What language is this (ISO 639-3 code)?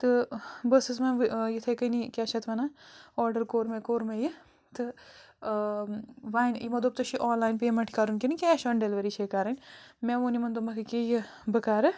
kas